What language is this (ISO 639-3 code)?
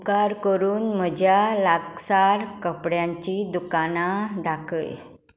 kok